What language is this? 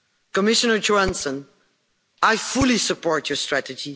English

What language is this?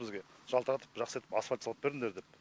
Kazakh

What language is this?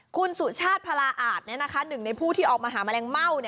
Thai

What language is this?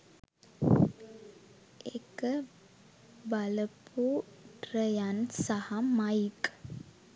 Sinhala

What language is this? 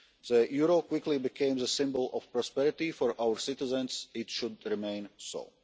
English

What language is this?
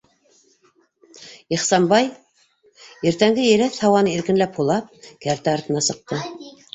Bashkir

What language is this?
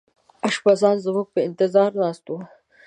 Pashto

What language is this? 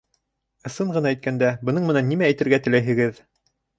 Bashkir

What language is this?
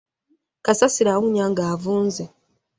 Ganda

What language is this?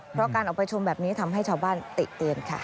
Thai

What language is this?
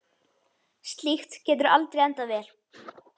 Icelandic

